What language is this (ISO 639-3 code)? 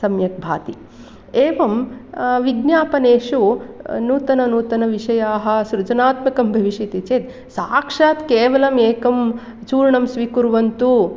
san